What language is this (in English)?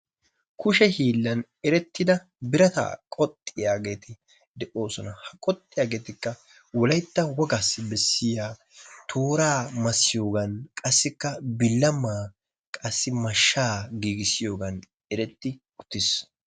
Wolaytta